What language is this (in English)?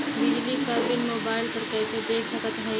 Bhojpuri